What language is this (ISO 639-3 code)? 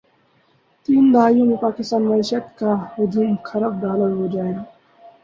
urd